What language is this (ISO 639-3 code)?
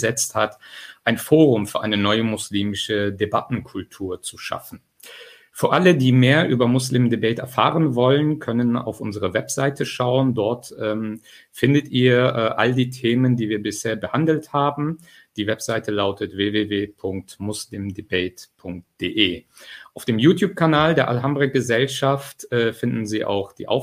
deu